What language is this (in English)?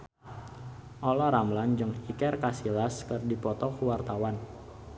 Sundanese